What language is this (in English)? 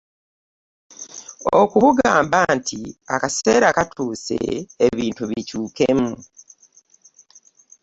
Ganda